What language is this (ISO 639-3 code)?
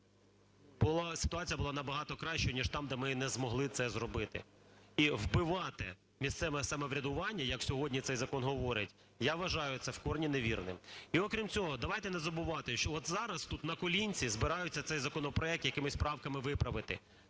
ukr